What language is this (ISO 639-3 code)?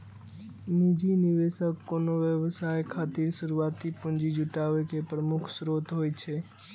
mai